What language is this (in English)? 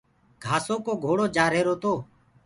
Gurgula